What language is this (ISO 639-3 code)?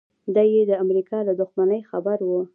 pus